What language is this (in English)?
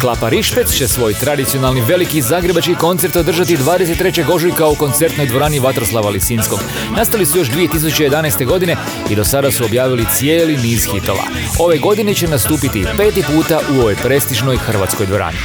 Croatian